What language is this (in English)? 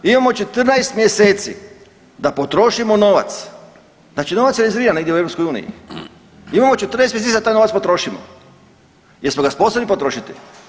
Croatian